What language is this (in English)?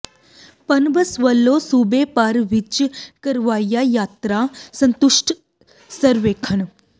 Punjabi